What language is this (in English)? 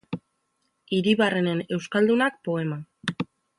Basque